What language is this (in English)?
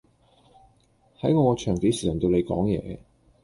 Cantonese